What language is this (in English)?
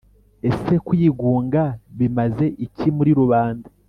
Kinyarwanda